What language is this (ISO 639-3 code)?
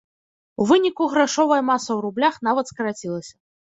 bel